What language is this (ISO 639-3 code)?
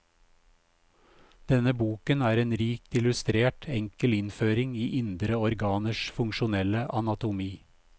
nor